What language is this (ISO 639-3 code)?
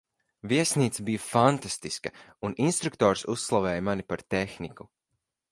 lav